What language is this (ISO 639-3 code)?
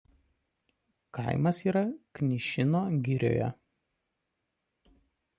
lit